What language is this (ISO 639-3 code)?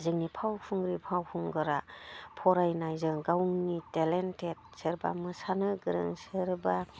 brx